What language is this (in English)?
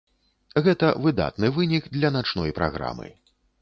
Belarusian